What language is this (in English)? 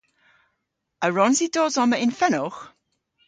Cornish